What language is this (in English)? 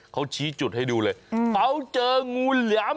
Thai